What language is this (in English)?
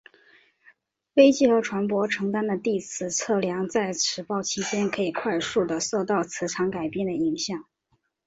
Chinese